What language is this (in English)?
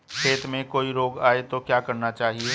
Hindi